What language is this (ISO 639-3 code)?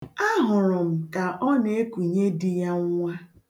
ibo